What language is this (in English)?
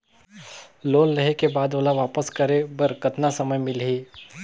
Chhattisgarhi